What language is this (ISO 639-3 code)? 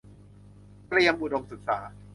tha